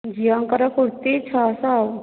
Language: Odia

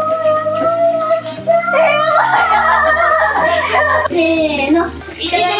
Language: Japanese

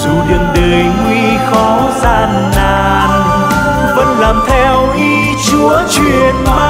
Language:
Vietnamese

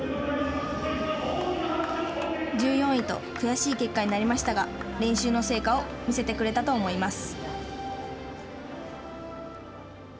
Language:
Japanese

